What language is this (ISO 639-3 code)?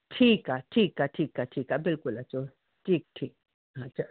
snd